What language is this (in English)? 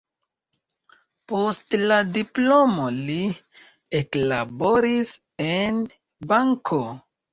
Esperanto